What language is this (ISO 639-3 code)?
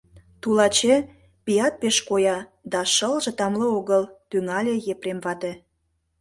chm